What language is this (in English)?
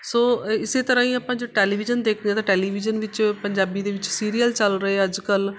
Punjabi